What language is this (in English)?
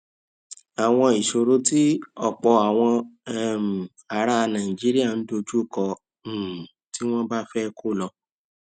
Yoruba